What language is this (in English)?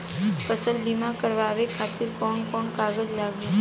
Bhojpuri